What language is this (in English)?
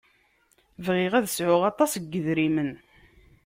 Kabyle